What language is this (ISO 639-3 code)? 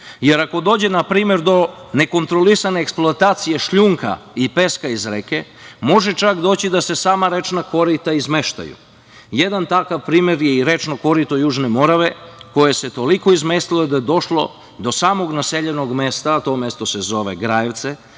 srp